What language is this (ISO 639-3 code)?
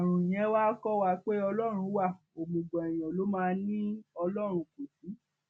yor